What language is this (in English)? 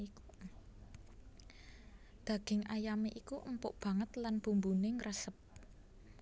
Javanese